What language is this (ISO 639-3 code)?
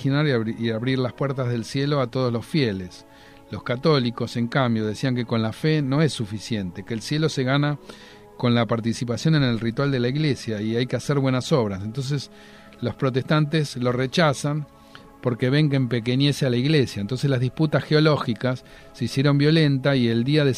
spa